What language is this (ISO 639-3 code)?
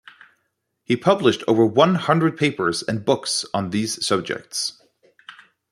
eng